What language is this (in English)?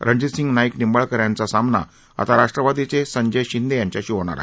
Marathi